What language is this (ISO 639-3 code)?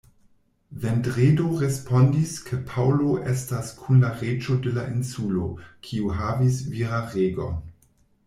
epo